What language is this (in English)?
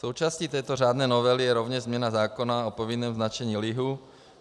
Czech